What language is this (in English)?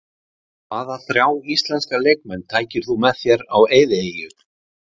Icelandic